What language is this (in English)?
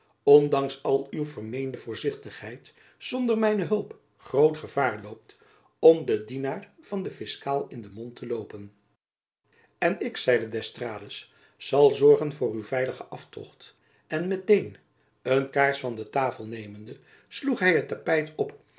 Dutch